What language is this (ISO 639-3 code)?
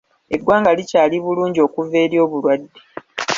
lug